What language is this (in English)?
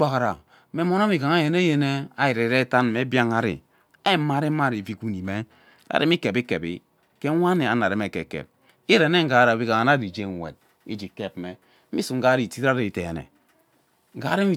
Ubaghara